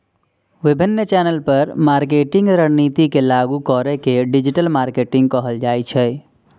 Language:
Maithili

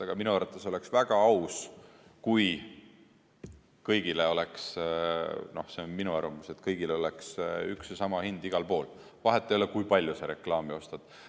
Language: Estonian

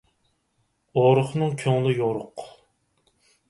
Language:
Uyghur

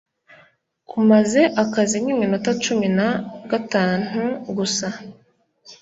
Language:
Kinyarwanda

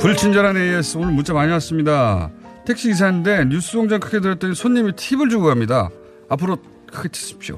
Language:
Korean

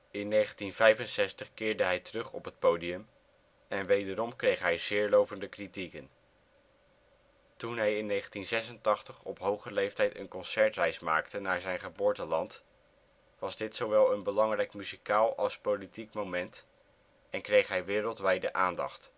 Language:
Dutch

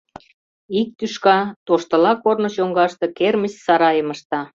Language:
Mari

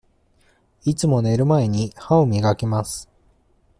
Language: Japanese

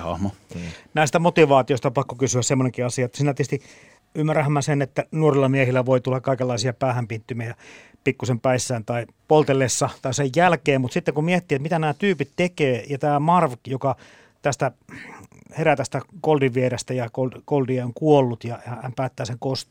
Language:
Finnish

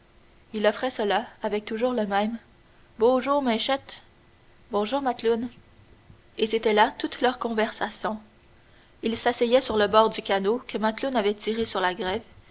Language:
French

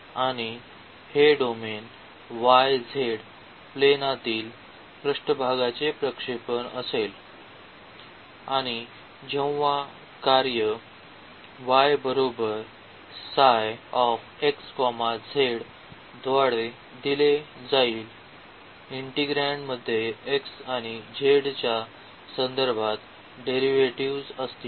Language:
Marathi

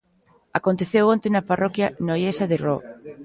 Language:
Galician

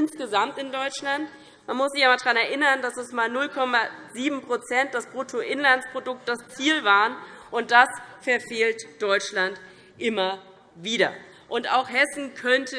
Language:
German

